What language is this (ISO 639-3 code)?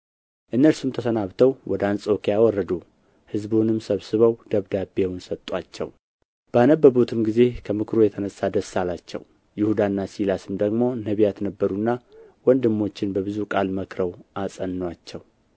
amh